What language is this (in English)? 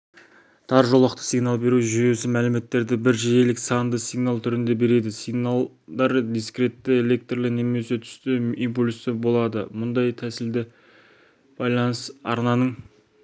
Kazakh